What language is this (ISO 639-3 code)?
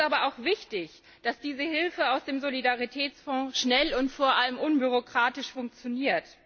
deu